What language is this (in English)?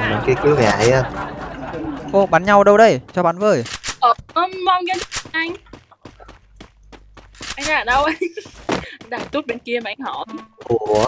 Vietnamese